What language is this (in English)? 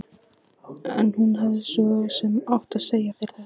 Icelandic